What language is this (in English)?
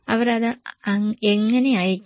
Malayalam